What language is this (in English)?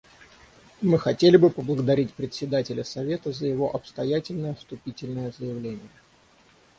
Russian